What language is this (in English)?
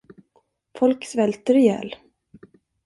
Swedish